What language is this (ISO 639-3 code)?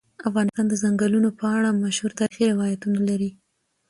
pus